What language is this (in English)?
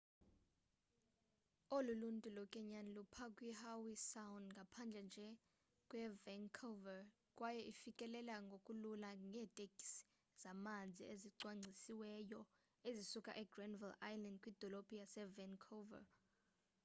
Xhosa